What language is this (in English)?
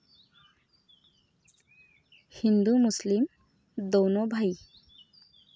Marathi